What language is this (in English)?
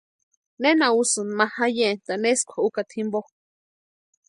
Western Highland Purepecha